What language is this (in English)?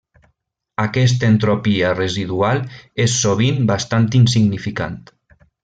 Catalan